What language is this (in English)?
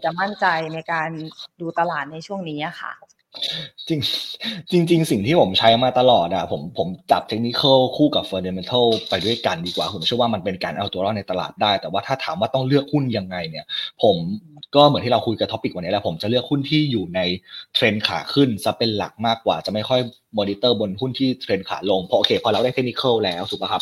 Thai